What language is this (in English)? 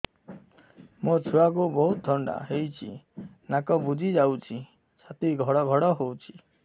Odia